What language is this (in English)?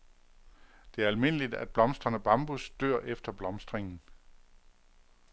Danish